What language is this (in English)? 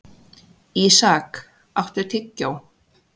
Icelandic